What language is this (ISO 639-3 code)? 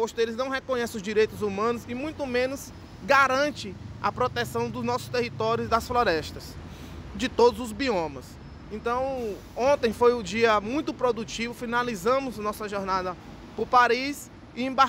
por